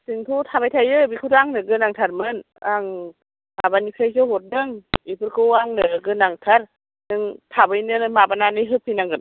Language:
Bodo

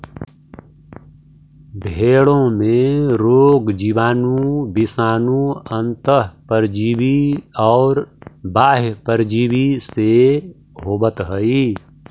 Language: Magahi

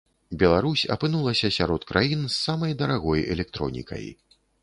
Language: Belarusian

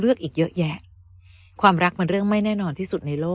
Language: Thai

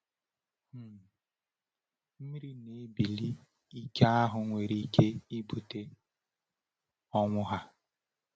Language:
Igbo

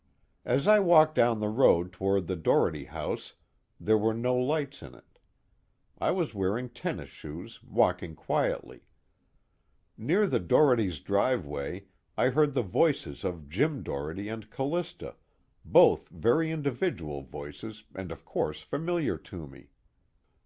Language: English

